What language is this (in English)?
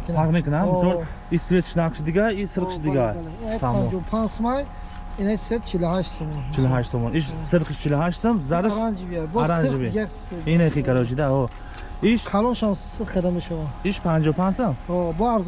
Turkish